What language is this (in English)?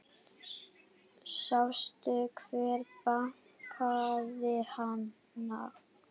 Icelandic